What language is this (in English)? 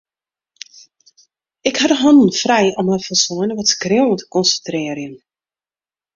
Western Frisian